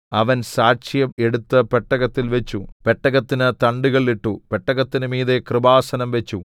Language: Malayalam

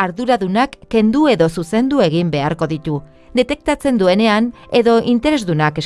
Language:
Basque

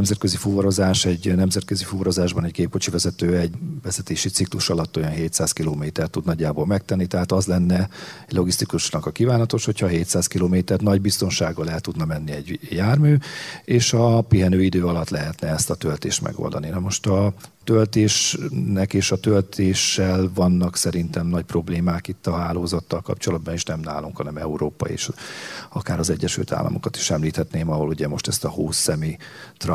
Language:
Hungarian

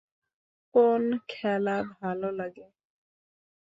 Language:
Bangla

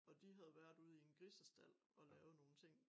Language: Danish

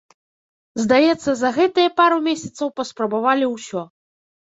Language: Belarusian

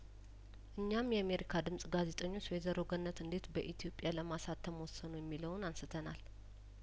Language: Amharic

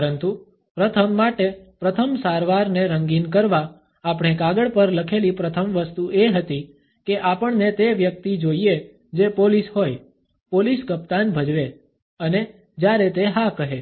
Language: Gujarati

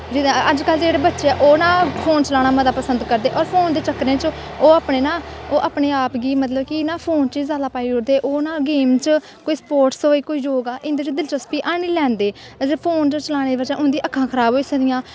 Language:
Dogri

